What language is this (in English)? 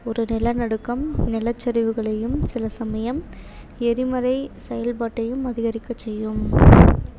Tamil